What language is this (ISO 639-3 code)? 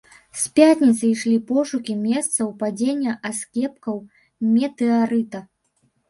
bel